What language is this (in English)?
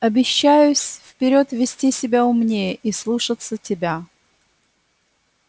Russian